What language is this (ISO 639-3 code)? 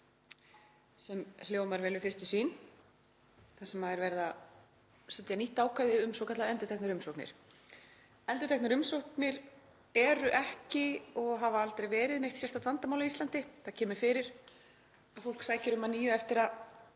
isl